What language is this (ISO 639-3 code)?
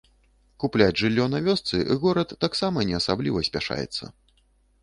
bel